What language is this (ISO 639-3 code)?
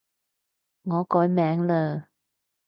yue